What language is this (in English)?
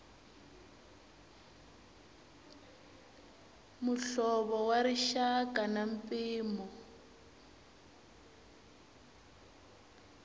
Tsonga